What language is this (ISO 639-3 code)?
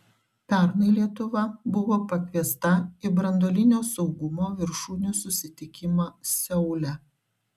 lit